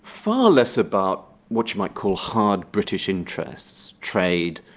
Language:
English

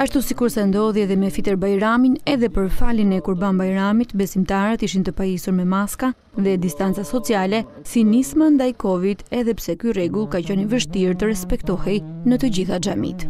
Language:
Turkish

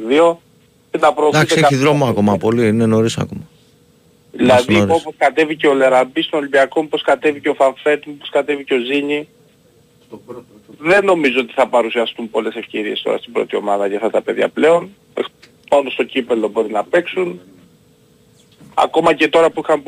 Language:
Greek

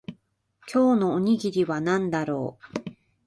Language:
Japanese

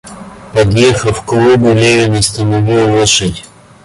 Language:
Russian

